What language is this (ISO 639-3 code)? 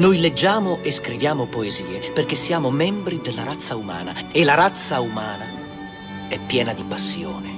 ita